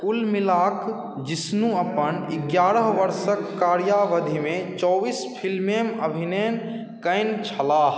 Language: Maithili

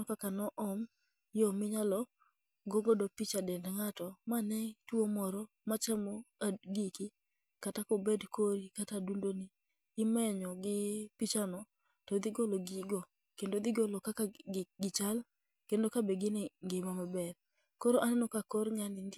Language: Luo (Kenya and Tanzania)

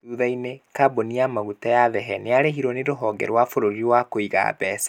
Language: Kikuyu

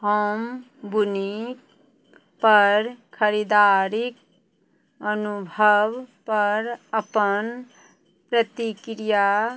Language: Maithili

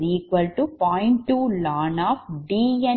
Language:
Tamil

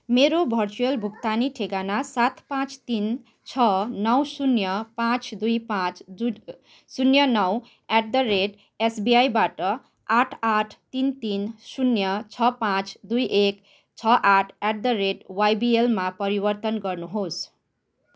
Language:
Nepali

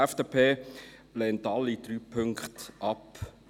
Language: Swiss German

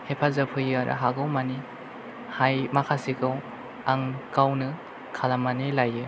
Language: Bodo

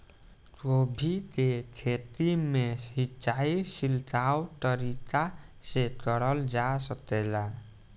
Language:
Bhojpuri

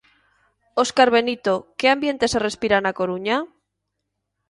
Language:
Galician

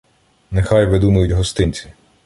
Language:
Ukrainian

